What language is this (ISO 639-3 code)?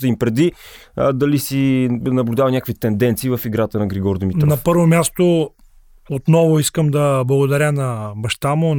bul